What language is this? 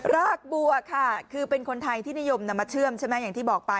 Thai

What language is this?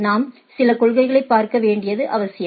Tamil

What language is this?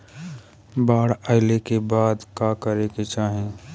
Bhojpuri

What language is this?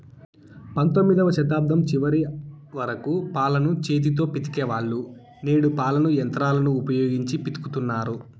Telugu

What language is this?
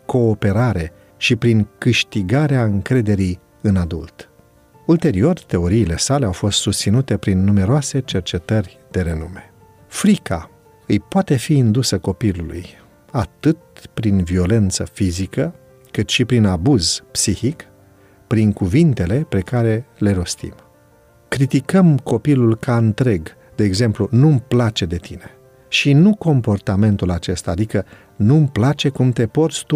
Romanian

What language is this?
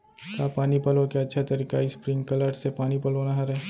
Chhattisgarhi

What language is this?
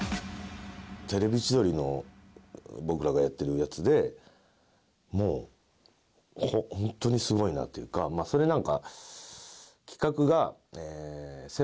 Japanese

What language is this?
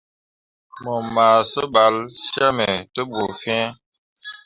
Mundang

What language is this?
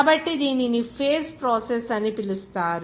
Telugu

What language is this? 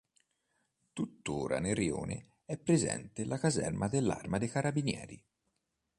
Italian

